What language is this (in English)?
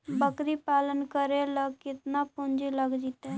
Magahi